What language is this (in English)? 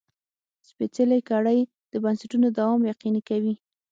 Pashto